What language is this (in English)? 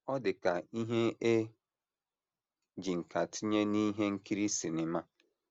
Igbo